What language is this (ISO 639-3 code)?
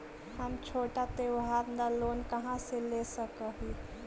mag